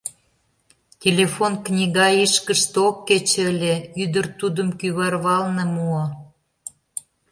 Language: Mari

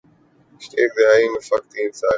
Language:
Urdu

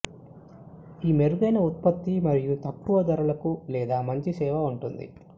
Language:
Telugu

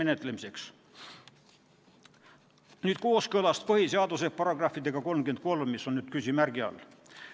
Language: Estonian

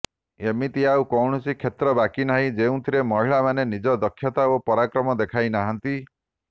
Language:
Odia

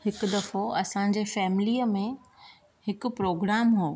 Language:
Sindhi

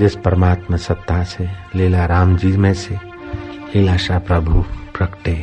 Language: Hindi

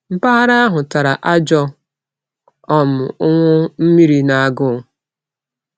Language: Igbo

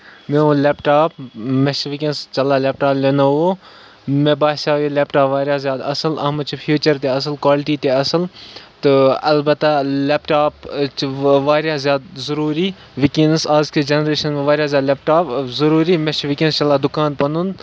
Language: Kashmiri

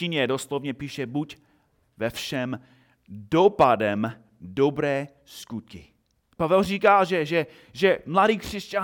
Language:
Czech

